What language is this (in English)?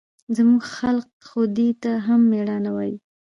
Pashto